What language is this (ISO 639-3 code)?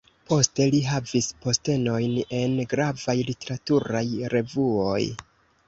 epo